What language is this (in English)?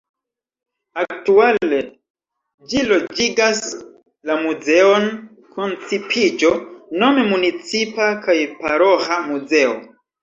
Esperanto